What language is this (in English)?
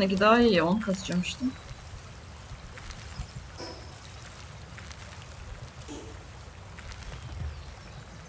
Turkish